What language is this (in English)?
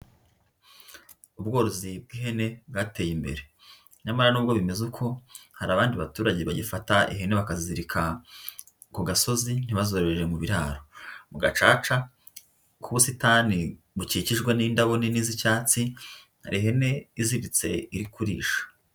Kinyarwanda